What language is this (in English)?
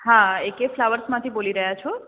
Gujarati